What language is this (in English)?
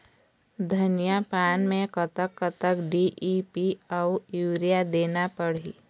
Chhattisgarhi